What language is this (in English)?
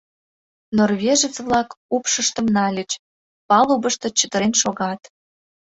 Mari